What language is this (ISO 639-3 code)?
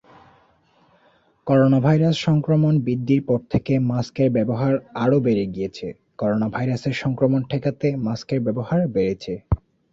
ben